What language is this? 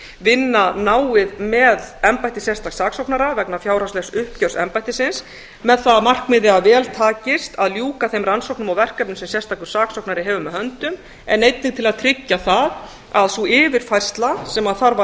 Icelandic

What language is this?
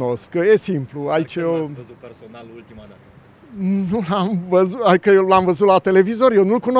Romanian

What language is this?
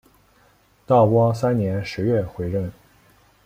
Chinese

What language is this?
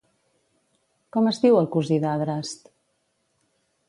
Catalan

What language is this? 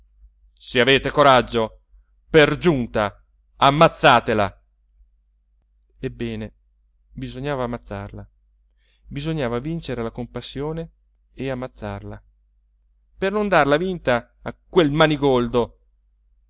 Italian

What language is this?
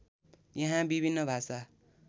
Nepali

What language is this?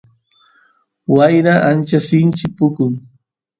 Santiago del Estero Quichua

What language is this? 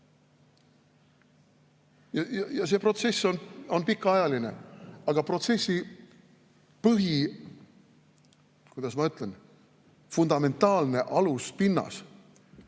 Estonian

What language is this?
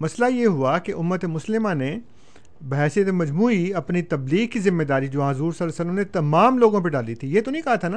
Urdu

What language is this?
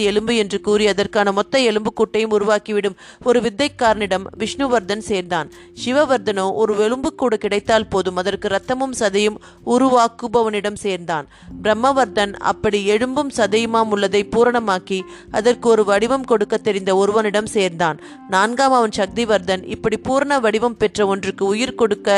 Tamil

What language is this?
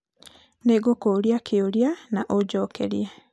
Kikuyu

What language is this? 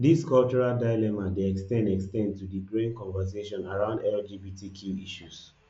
Nigerian Pidgin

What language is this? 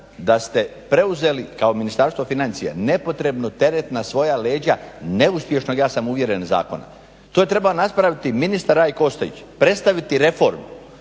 Croatian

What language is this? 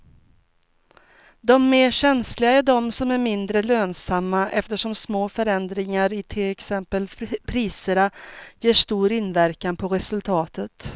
Swedish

